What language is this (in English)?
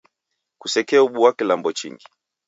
Taita